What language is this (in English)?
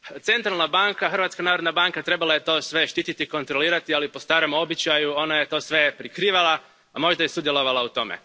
Croatian